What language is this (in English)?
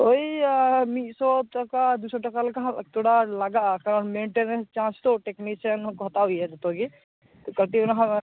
Santali